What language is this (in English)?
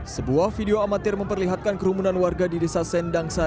Indonesian